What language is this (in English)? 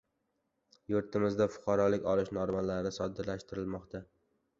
Uzbek